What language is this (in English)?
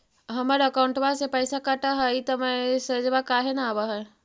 Magahi